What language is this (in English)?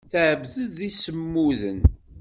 Kabyle